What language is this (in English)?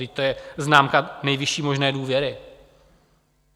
Czech